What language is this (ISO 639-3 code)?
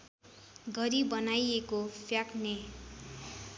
nep